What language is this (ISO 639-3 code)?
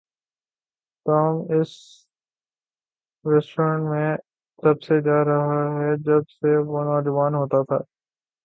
urd